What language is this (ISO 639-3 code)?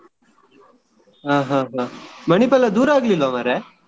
kan